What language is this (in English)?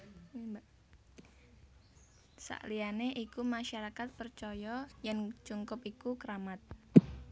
Javanese